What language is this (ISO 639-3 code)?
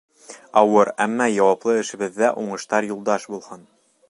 bak